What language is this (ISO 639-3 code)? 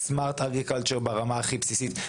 heb